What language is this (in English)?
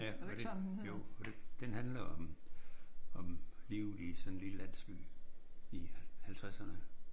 Danish